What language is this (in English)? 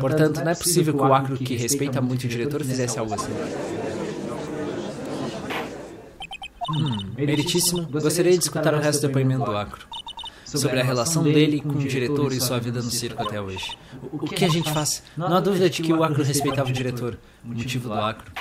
Portuguese